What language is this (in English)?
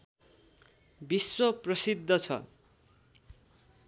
Nepali